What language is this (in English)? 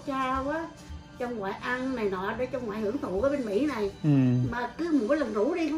Vietnamese